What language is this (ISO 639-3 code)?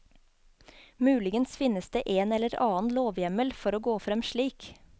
nor